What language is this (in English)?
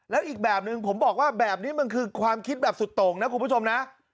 Thai